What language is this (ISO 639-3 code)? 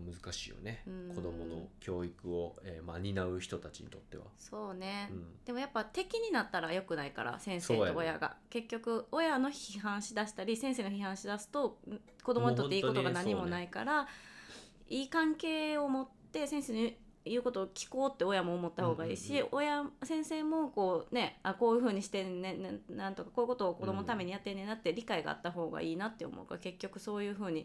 jpn